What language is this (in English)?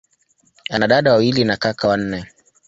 Swahili